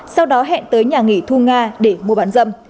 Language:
Vietnamese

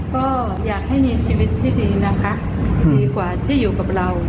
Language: Thai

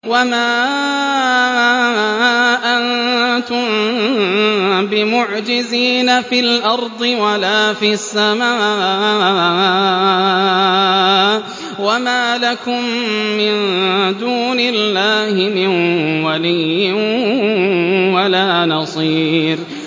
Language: Arabic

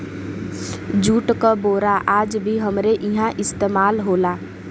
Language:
Bhojpuri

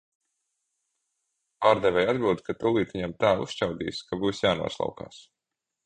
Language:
Latvian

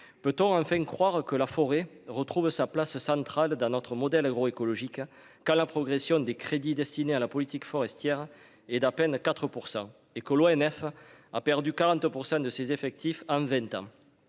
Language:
French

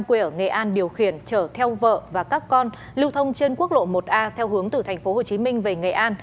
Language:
Vietnamese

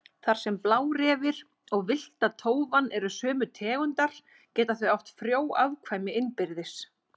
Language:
Icelandic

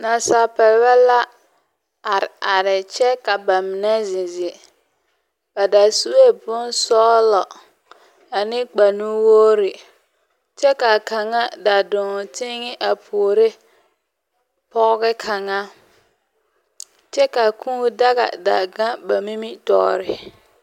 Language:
Southern Dagaare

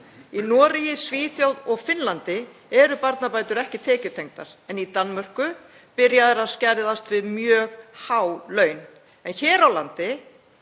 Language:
Icelandic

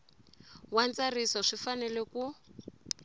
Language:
Tsonga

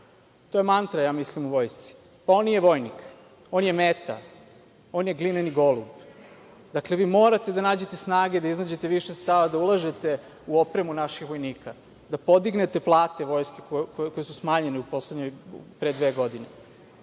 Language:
Serbian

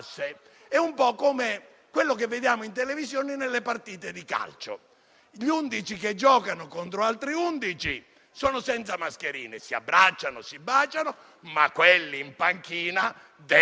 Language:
Italian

